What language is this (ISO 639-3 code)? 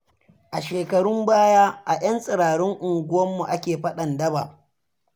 hau